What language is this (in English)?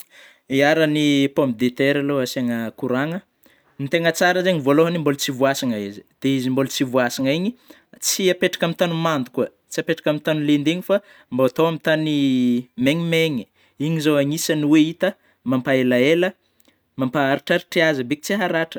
Northern Betsimisaraka Malagasy